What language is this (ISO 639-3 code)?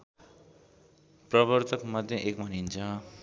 nep